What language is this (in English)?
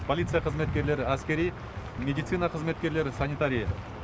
Kazakh